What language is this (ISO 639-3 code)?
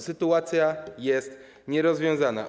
pol